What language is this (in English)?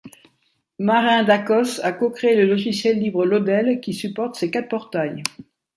French